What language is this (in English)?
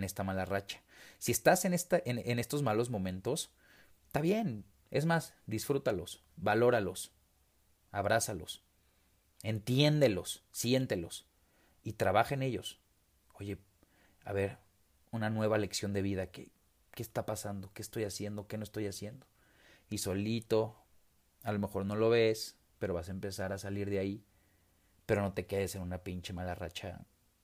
Spanish